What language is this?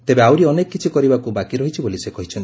Odia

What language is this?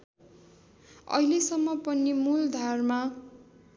Nepali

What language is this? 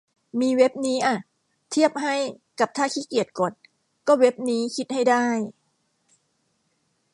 Thai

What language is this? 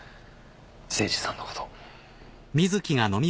Japanese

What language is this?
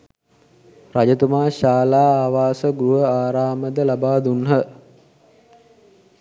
Sinhala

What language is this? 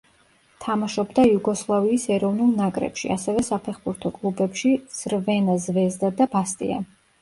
Georgian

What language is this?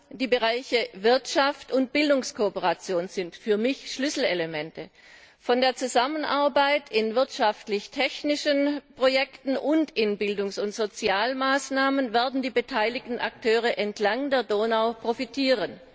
German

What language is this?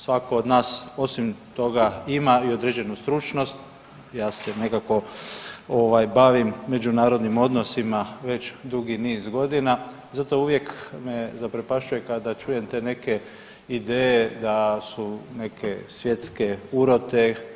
Croatian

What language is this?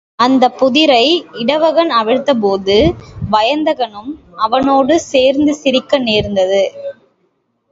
Tamil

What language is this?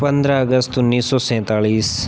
Hindi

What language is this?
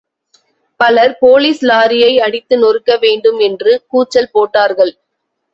Tamil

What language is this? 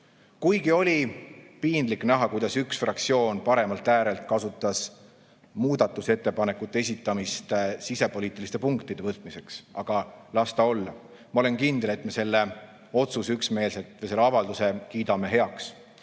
Estonian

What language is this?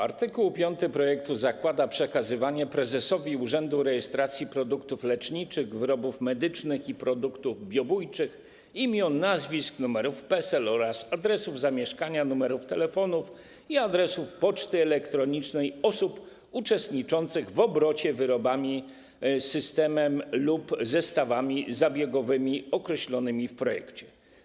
Polish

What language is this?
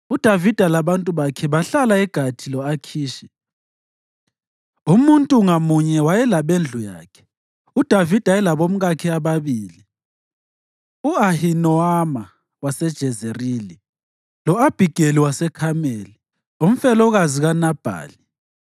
North Ndebele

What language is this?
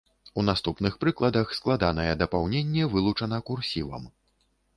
Belarusian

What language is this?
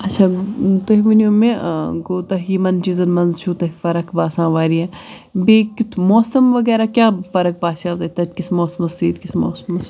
Kashmiri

